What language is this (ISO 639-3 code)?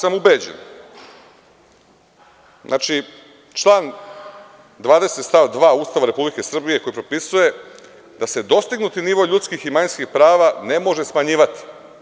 srp